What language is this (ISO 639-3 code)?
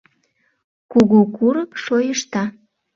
chm